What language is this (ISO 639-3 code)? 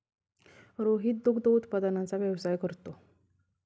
mar